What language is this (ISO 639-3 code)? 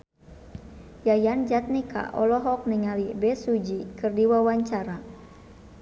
sun